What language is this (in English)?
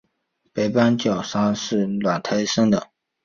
Chinese